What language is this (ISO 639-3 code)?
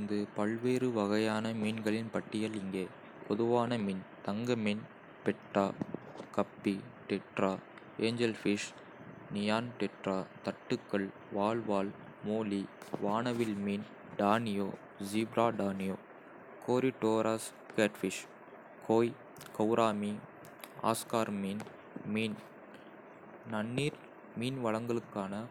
kfe